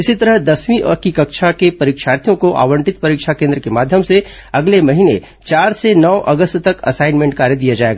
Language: Hindi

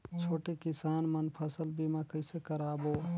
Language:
Chhattisgarhi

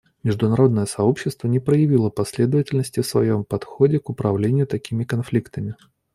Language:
Russian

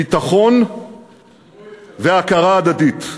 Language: Hebrew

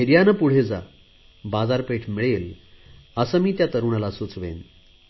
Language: Marathi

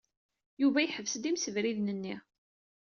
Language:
Kabyle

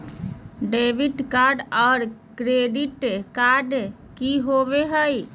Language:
Magahi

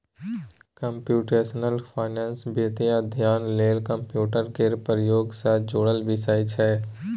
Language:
Maithili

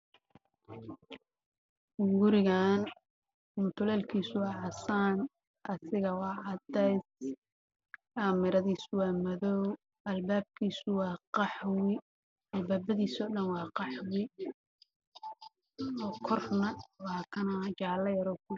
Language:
Somali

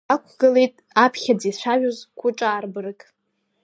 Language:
Abkhazian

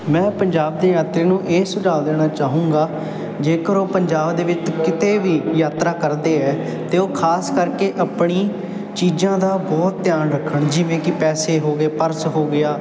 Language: Punjabi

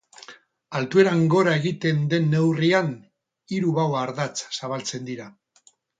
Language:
Basque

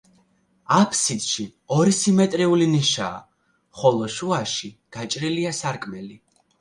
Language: Georgian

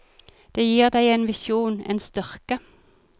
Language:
Norwegian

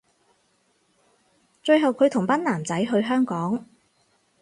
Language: Cantonese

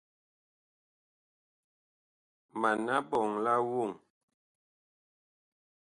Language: Bakoko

